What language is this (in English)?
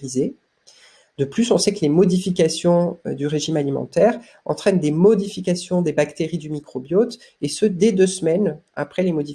French